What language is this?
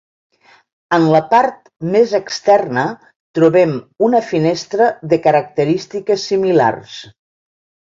Catalan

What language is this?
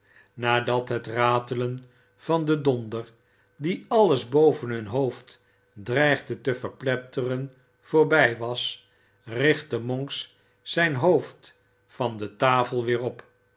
Dutch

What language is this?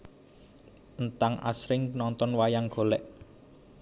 Javanese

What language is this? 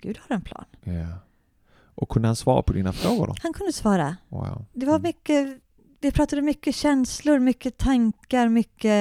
Swedish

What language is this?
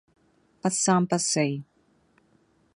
Cantonese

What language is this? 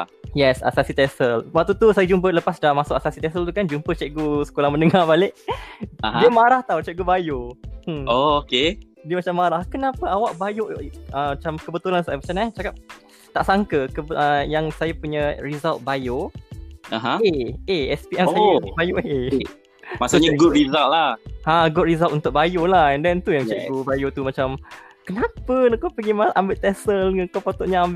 Malay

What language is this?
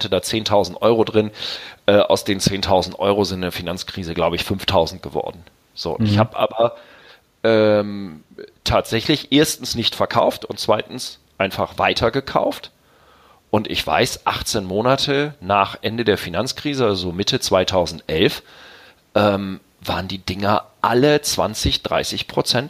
German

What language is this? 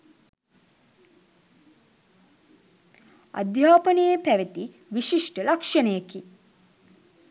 Sinhala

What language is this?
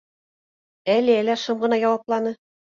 Bashkir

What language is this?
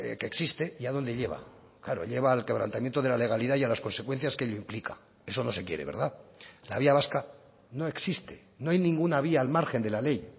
Spanish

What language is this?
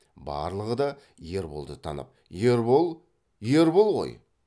Kazakh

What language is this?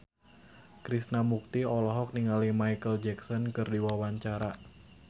Sundanese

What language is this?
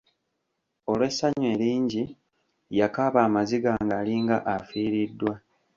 Ganda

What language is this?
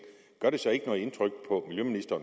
Danish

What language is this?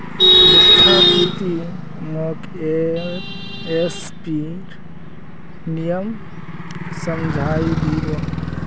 Magahi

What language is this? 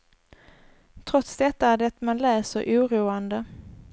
Swedish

